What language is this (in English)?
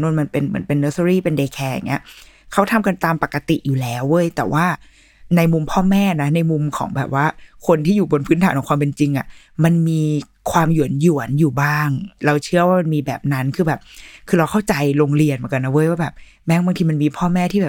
Thai